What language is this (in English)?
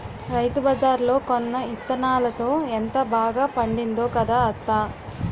Telugu